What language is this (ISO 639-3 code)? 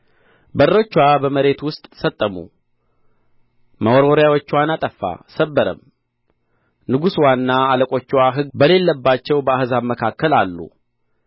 amh